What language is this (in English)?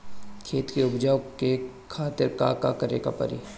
Bhojpuri